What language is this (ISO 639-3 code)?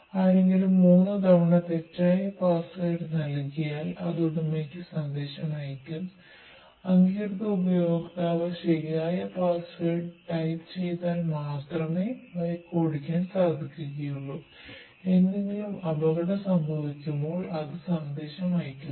mal